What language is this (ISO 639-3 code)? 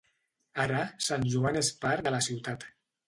cat